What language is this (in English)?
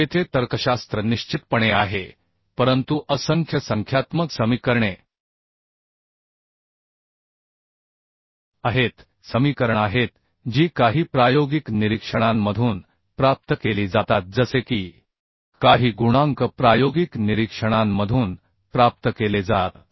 Marathi